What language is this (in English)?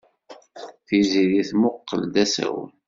Kabyle